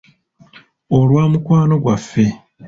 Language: Ganda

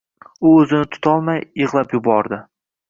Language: Uzbek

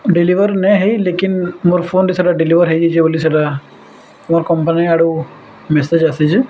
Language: Odia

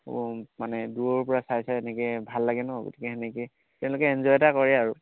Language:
Assamese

